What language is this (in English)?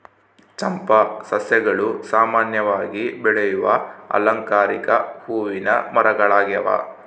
Kannada